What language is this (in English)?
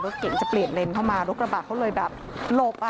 Thai